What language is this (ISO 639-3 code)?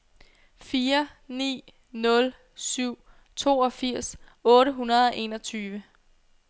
dan